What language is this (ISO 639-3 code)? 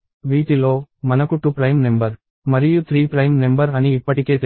tel